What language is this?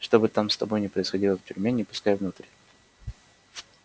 Russian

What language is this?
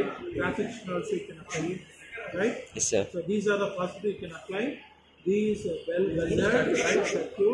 Hindi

